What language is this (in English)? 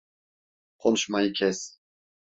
Turkish